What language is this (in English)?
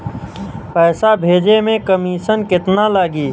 Bhojpuri